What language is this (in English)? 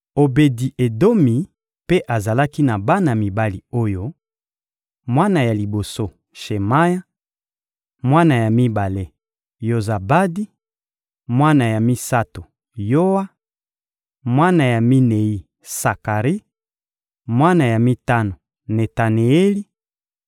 Lingala